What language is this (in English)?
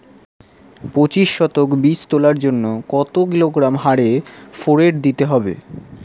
Bangla